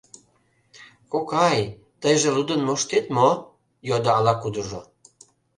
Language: Mari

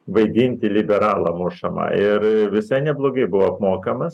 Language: Lithuanian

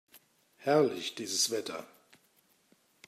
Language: German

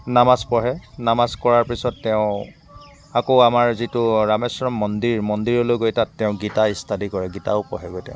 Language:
Assamese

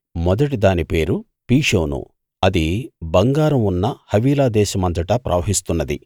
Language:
Telugu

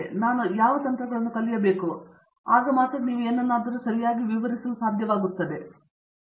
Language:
Kannada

